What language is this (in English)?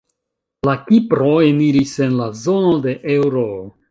Esperanto